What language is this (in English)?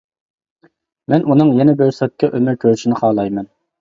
Uyghur